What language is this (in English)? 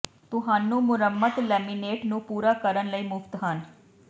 Punjabi